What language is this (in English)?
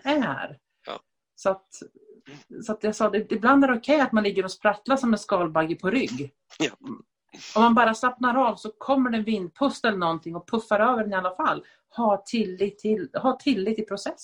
Swedish